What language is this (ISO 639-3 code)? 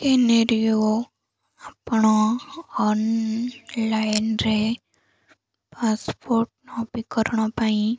ori